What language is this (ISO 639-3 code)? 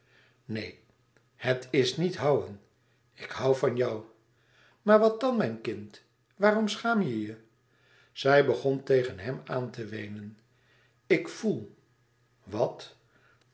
nld